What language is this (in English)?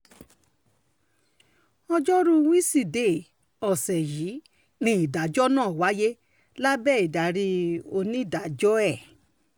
Yoruba